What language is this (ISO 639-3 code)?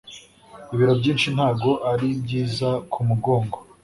kin